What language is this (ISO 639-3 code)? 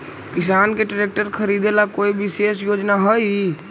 mag